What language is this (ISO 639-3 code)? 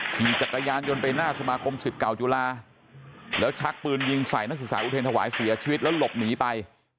tha